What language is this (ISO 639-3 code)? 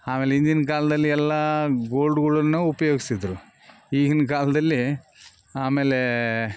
kan